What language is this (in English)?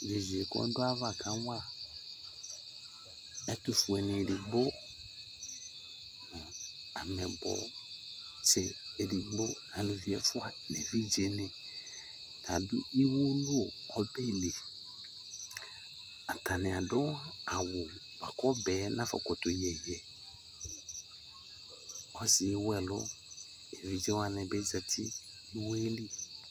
Ikposo